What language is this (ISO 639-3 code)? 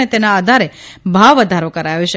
guj